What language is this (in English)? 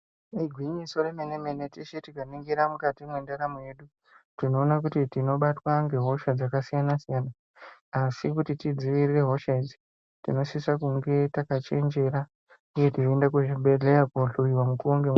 Ndau